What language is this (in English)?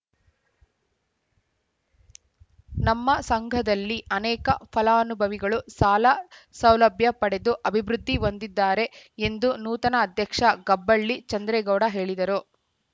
Kannada